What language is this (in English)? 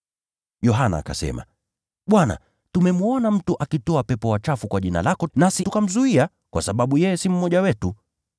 Swahili